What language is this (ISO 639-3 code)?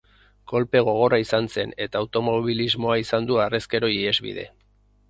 eus